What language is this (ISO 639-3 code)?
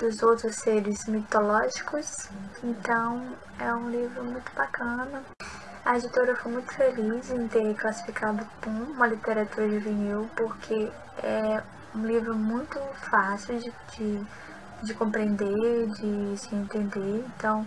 por